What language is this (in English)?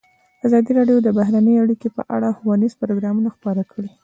Pashto